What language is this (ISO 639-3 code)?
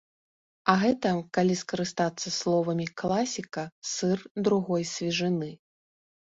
bel